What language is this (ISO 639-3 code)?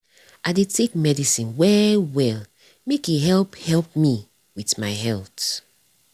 pcm